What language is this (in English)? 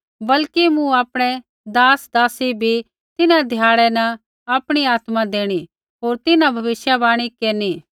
Kullu Pahari